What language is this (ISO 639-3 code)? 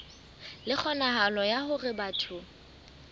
sot